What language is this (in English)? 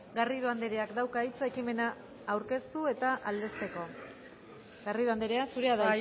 Basque